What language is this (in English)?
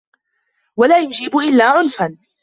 Arabic